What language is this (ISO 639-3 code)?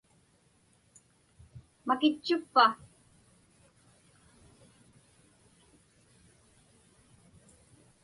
ipk